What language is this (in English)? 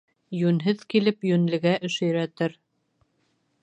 Bashkir